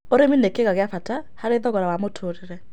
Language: Kikuyu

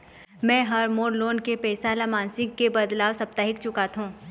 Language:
Chhattisgarhi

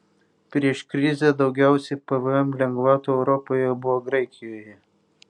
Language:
Lithuanian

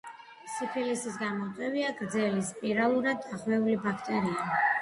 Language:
Georgian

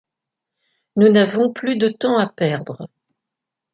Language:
French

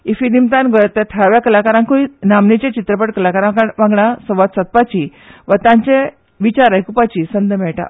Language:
Konkani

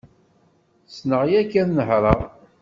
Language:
Kabyle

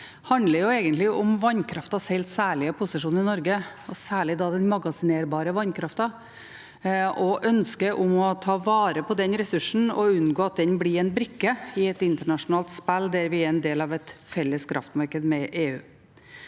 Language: Norwegian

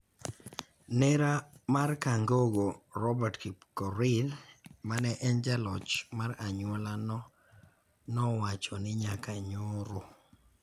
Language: Luo (Kenya and Tanzania)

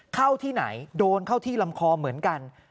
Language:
Thai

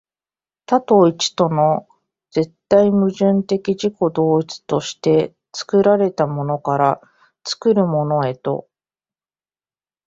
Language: Japanese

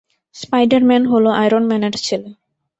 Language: Bangla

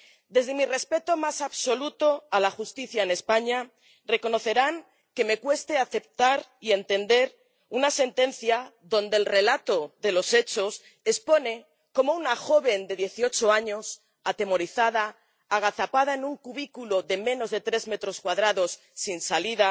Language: Spanish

